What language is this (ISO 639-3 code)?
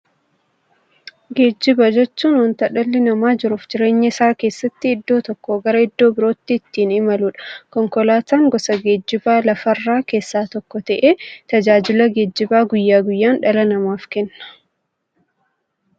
orm